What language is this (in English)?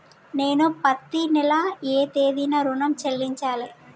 Telugu